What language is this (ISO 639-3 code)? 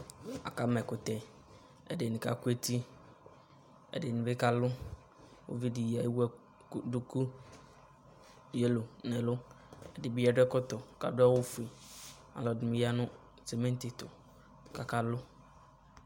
kpo